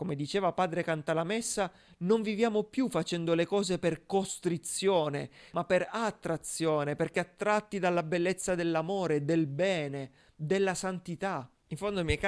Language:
Italian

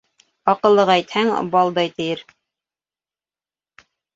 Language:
Bashkir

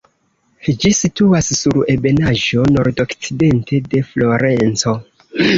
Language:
Esperanto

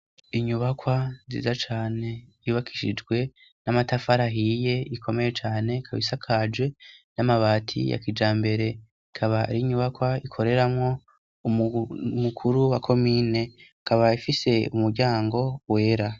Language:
Rundi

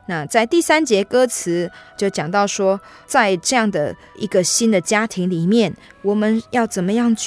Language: Chinese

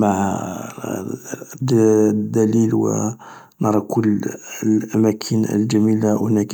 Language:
Algerian Arabic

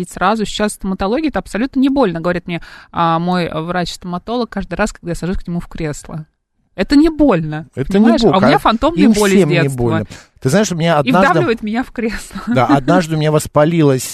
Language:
Russian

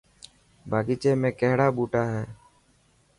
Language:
Dhatki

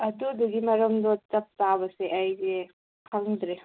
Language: Manipuri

